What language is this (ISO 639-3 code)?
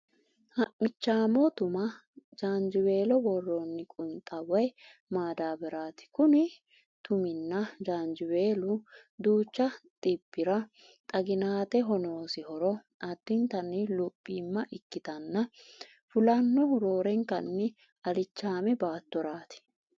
sid